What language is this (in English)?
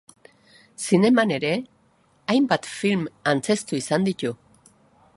Basque